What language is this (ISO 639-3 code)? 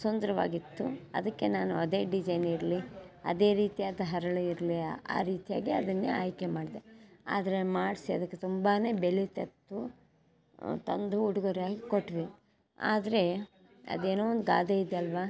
kan